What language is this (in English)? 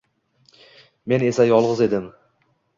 Uzbek